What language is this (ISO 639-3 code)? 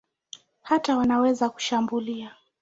swa